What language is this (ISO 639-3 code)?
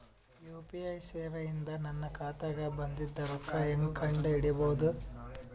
kan